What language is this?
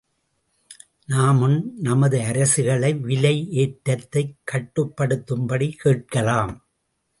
Tamil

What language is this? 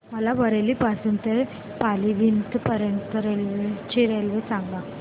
Marathi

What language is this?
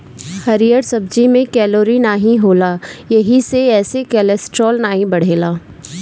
Bhojpuri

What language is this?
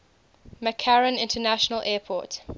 English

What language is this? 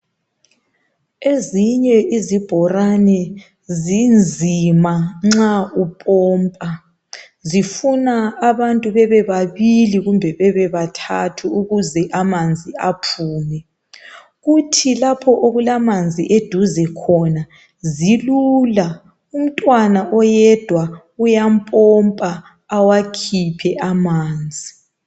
North Ndebele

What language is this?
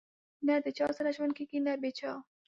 Pashto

